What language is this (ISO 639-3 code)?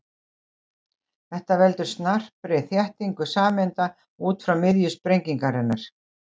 isl